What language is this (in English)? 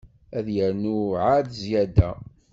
Kabyle